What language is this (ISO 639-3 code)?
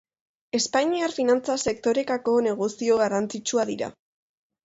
eus